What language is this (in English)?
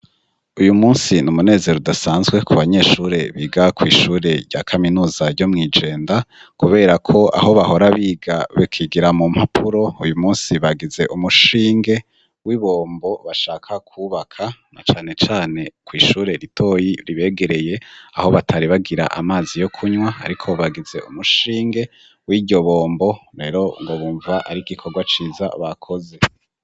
Rundi